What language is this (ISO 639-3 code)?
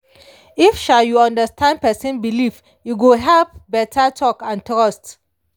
pcm